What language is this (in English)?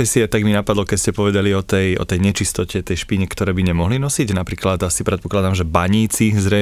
Slovak